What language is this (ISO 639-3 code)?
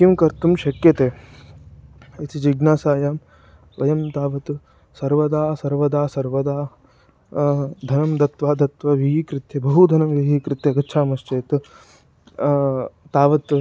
san